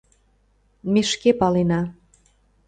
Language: Mari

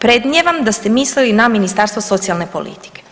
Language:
Croatian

